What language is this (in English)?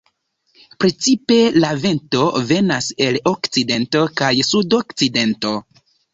Esperanto